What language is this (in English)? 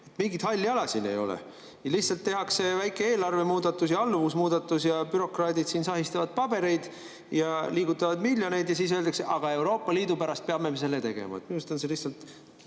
Estonian